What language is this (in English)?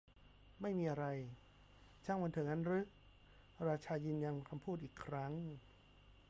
Thai